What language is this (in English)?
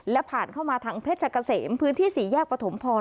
Thai